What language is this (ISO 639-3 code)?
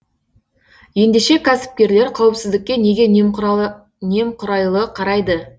kaz